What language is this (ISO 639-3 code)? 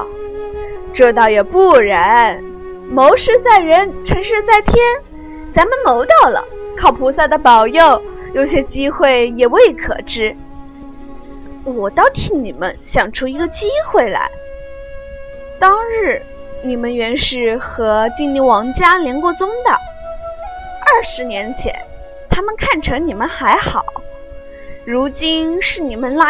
zho